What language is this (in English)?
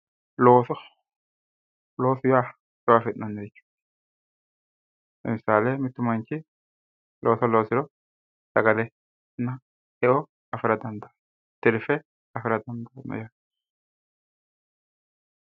Sidamo